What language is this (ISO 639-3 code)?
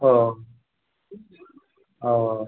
mai